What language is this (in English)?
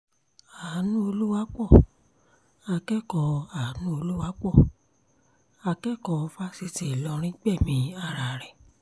Yoruba